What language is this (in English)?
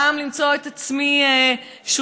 Hebrew